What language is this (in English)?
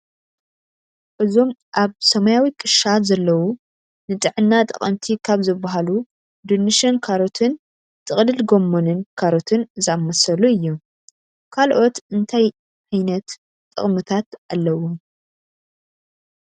Tigrinya